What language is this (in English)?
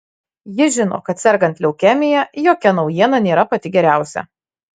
Lithuanian